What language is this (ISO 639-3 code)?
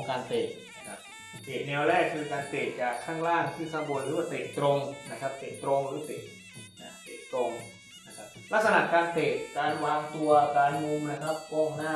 tha